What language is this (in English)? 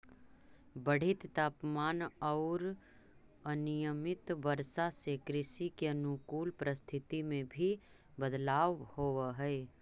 Magahi